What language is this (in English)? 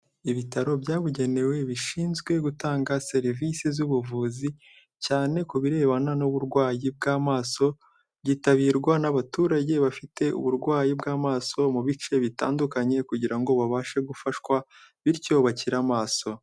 Kinyarwanda